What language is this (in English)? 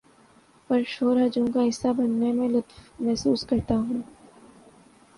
Urdu